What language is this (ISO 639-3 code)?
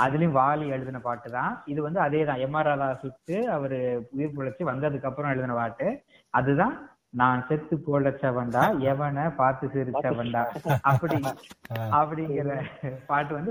tam